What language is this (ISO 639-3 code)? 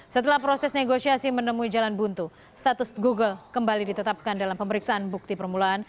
ind